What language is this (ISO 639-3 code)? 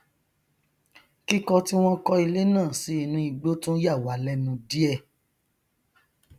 yor